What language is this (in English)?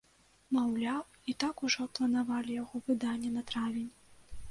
Belarusian